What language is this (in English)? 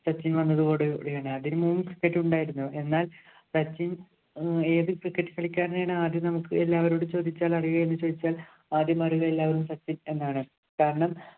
Malayalam